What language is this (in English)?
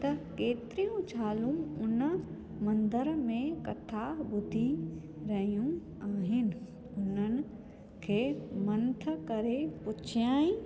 Sindhi